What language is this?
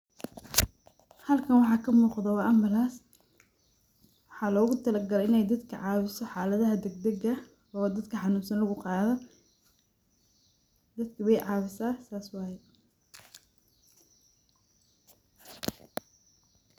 Somali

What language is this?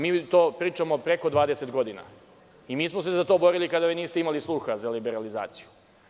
Serbian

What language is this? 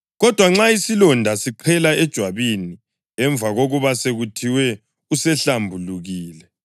North Ndebele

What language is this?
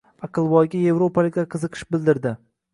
Uzbek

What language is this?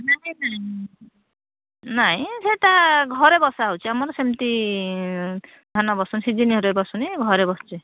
Odia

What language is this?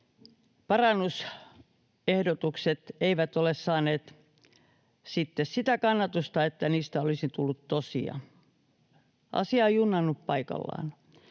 Finnish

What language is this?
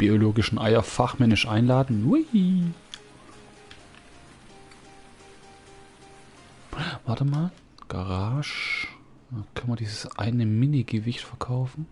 German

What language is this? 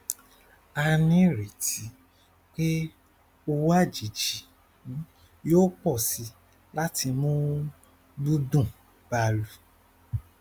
Yoruba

